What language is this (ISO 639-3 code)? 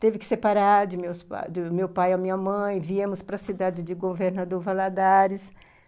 por